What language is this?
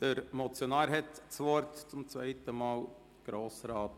Swiss German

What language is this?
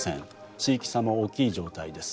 Japanese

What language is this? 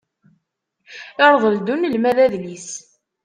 Kabyle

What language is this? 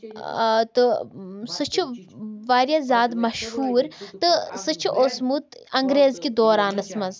Kashmiri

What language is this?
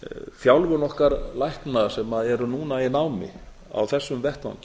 Icelandic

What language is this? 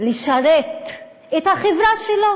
Hebrew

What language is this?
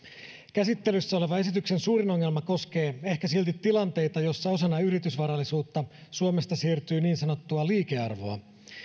Finnish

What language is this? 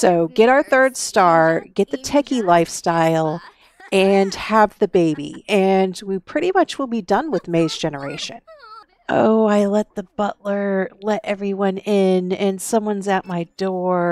English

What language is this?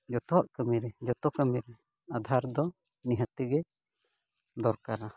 Santali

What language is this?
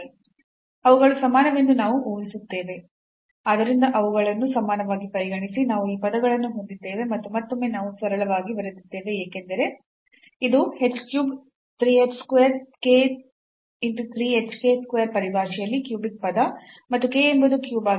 Kannada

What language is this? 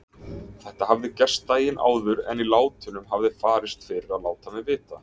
Icelandic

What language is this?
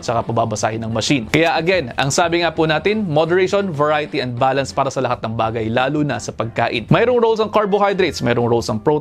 Filipino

